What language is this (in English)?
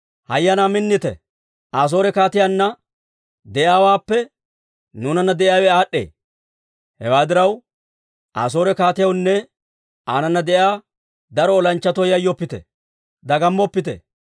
Dawro